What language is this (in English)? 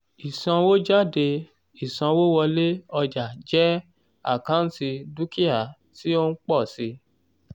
Yoruba